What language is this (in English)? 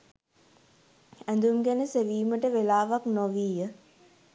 Sinhala